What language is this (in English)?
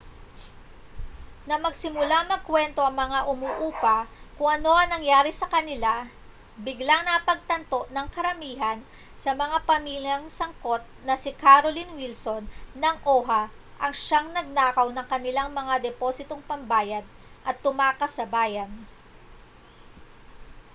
Filipino